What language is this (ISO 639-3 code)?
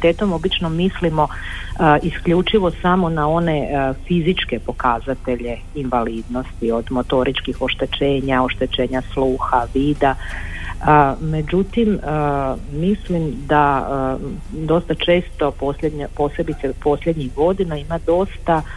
hrv